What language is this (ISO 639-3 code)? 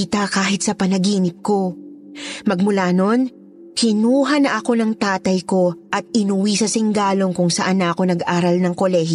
fil